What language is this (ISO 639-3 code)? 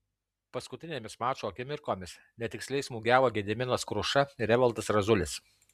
lit